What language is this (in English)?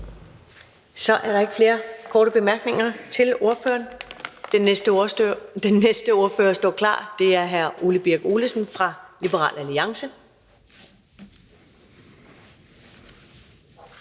Danish